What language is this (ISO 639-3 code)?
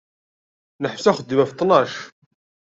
kab